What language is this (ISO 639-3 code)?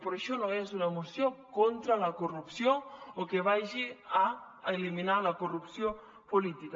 cat